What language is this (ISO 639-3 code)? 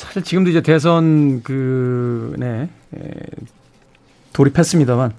kor